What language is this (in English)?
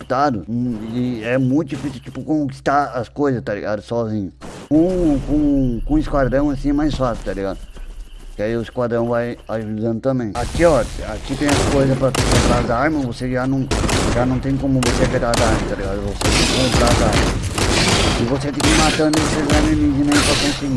Portuguese